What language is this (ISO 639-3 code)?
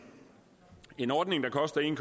dan